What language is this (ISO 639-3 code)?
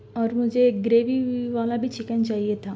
urd